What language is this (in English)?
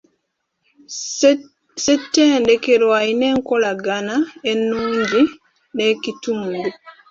Ganda